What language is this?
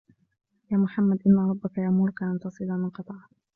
Arabic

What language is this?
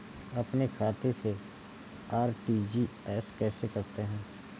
Hindi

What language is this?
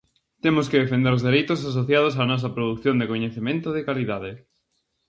Galician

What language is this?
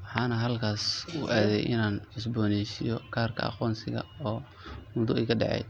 Somali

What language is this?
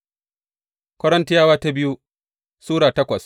Hausa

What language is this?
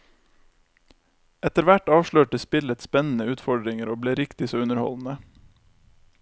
Norwegian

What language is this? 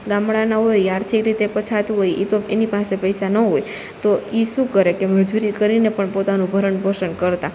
Gujarati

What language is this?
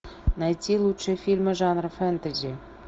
Russian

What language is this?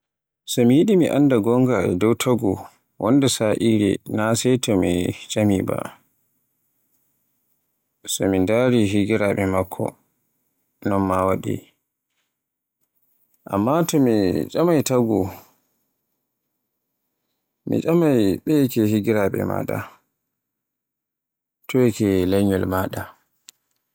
Borgu Fulfulde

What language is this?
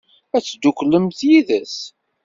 Kabyle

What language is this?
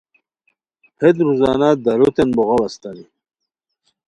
Khowar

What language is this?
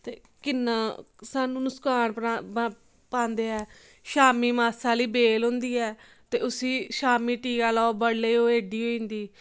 Dogri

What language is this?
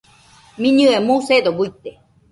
Nüpode Huitoto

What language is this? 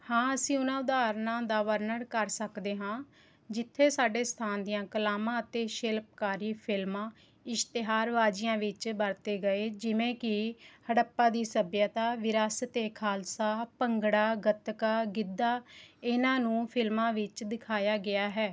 Punjabi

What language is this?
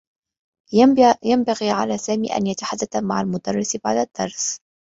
Arabic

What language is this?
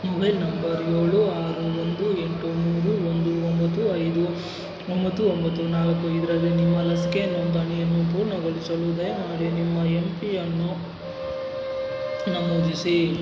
Kannada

